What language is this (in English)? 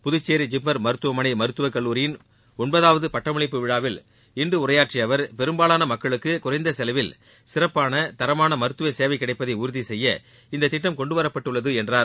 Tamil